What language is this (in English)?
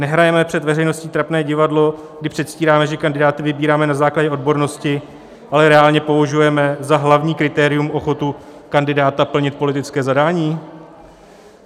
Czech